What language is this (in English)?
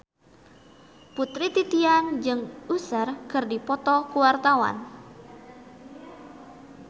Sundanese